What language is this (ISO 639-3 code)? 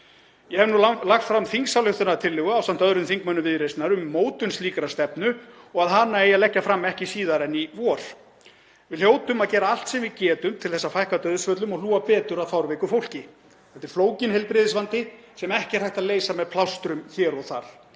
isl